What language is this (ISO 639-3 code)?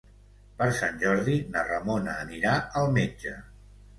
cat